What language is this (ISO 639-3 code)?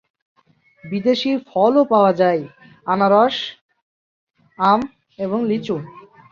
ben